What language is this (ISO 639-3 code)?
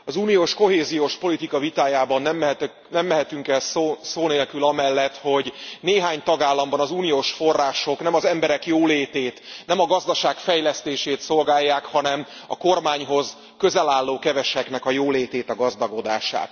hun